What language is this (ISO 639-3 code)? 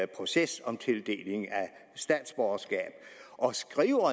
dan